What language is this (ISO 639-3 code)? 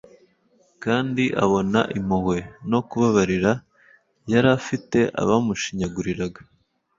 kin